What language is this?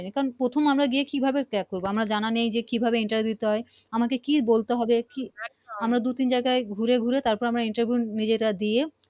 Bangla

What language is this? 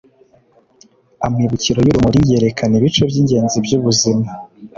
Kinyarwanda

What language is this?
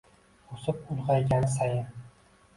Uzbek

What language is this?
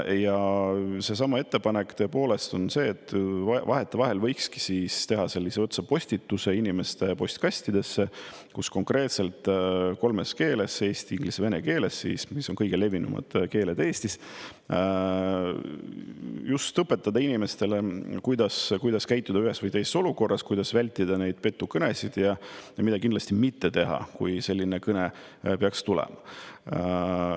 Estonian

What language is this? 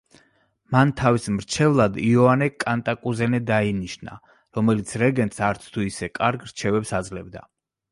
Georgian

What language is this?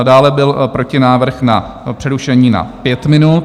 Czech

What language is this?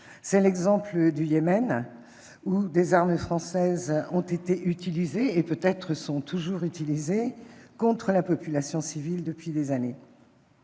French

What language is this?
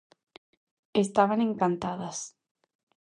Galician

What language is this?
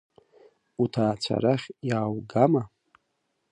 Abkhazian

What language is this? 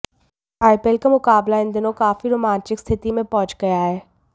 Hindi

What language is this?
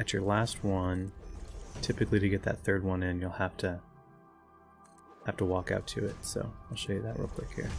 English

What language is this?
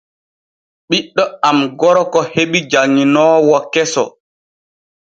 Borgu Fulfulde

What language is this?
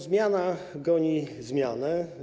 Polish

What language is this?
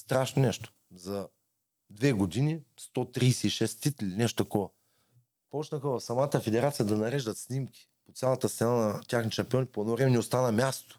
Bulgarian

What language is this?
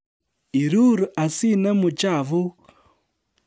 Kalenjin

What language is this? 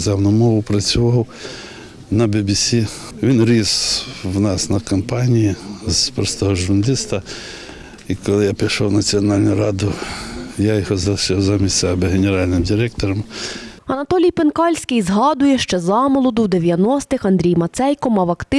Ukrainian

